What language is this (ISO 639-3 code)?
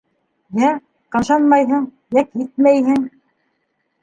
bak